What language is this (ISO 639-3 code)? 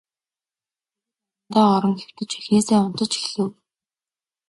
mon